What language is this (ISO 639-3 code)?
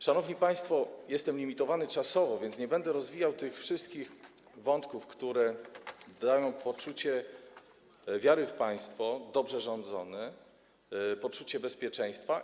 pol